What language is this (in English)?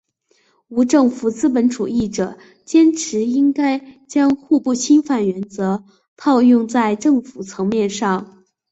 Chinese